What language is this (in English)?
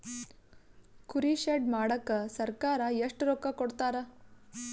Kannada